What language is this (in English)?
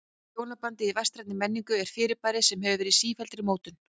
Icelandic